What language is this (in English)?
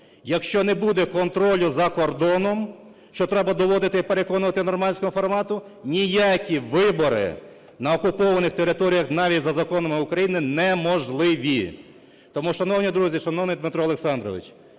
Ukrainian